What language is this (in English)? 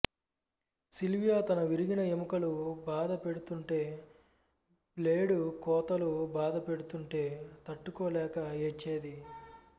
Telugu